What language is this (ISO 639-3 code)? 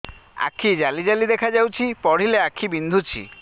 ori